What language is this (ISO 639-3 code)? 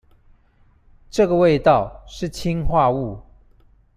zho